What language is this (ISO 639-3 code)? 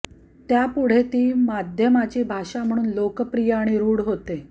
mar